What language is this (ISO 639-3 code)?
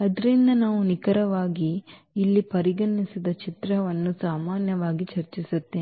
kan